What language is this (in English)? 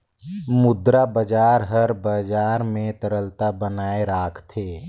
Chhattisgarhi